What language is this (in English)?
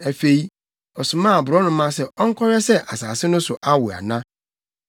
Akan